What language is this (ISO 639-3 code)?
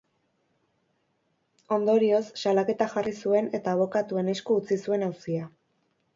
eus